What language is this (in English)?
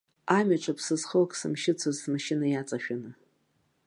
Abkhazian